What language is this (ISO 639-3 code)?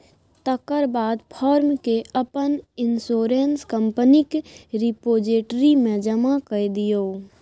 mai